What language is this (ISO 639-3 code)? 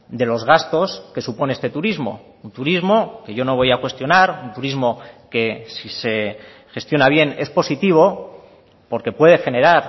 spa